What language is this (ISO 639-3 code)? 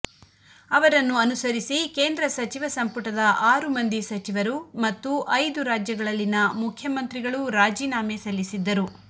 kan